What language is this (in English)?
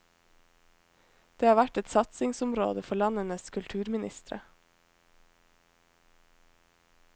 Norwegian